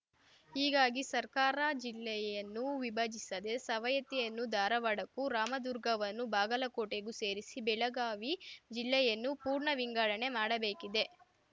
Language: Kannada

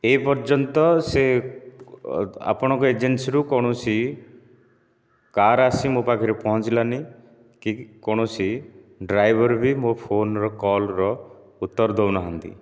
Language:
Odia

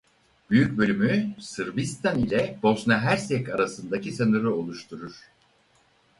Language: Turkish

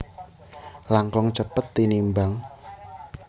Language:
Javanese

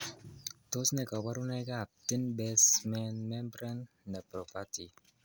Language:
Kalenjin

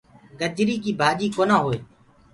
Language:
Gurgula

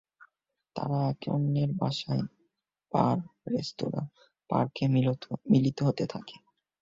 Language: Bangla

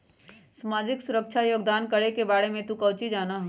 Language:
Magahi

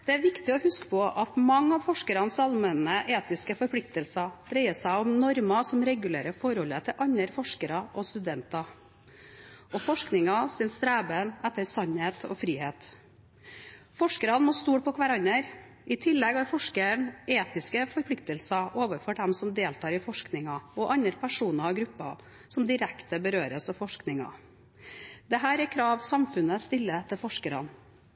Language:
Norwegian Bokmål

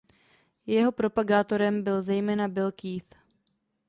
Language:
Czech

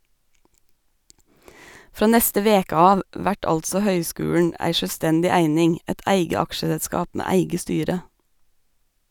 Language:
Norwegian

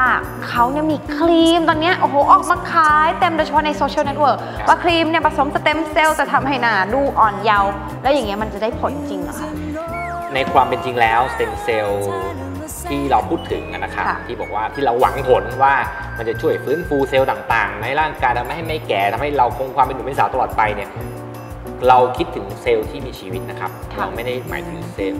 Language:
Thai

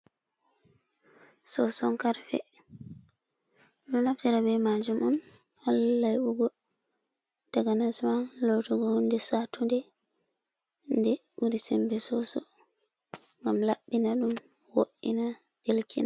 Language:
Fula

